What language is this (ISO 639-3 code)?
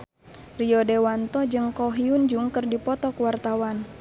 sun